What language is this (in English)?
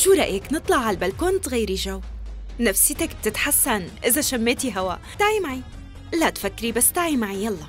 Arabic